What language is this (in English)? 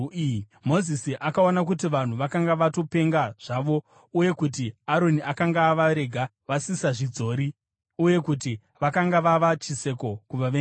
Shona